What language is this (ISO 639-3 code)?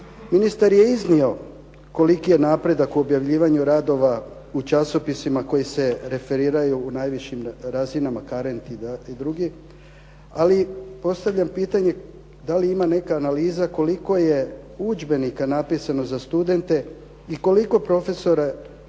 hrv